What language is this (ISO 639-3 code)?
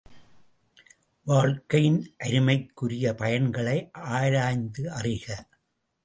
tam